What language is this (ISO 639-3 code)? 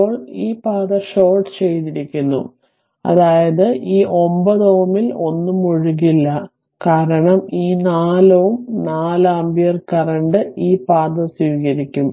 mal